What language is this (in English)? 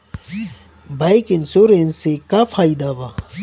Bhojpuri